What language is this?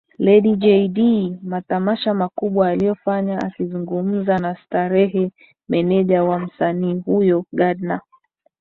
Swahili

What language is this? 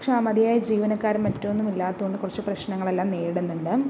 Malayalam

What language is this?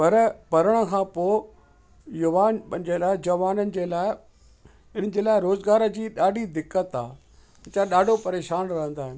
Sindhi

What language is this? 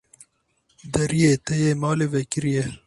Kurdish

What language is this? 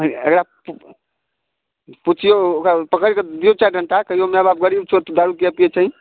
Maithili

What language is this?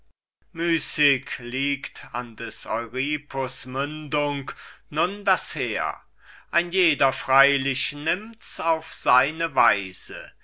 German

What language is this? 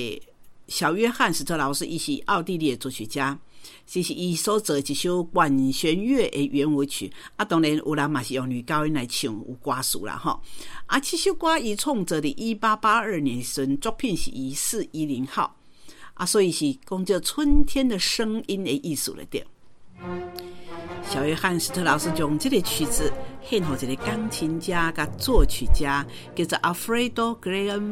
Chinese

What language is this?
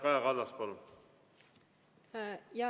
Estonian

